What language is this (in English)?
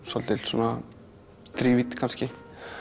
Icelandic